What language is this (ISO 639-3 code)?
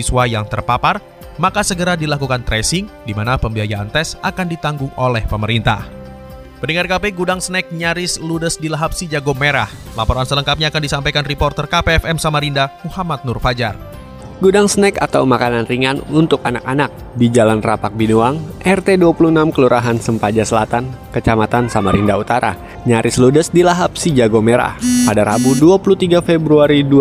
ind